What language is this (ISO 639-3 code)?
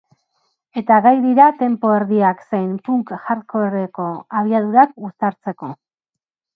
eus